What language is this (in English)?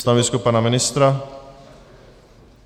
Czech